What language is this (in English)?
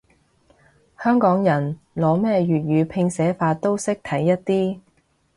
Cantonese